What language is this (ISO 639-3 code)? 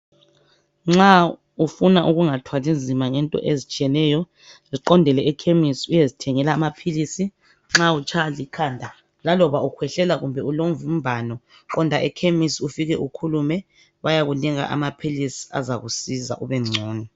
nde